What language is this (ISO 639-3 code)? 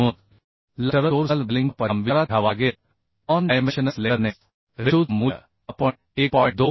mar